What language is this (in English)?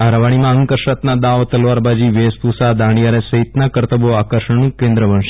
Gujarati